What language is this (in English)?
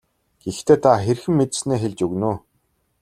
Mongolian